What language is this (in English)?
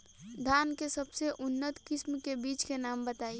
Bhojpuri